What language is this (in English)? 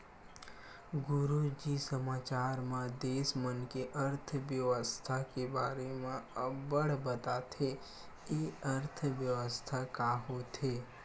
Chhattisgarhi